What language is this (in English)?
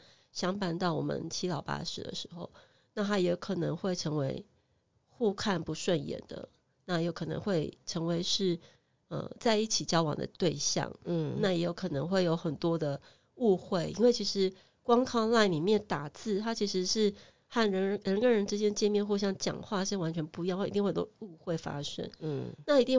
Chinese